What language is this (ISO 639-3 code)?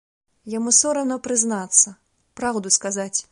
bel